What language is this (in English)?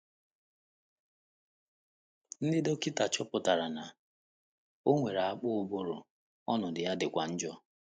Igbo